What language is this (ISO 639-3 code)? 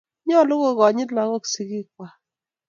kln